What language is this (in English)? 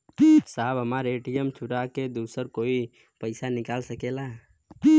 Bhojpuri